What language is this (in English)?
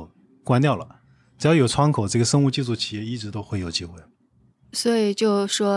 Chinese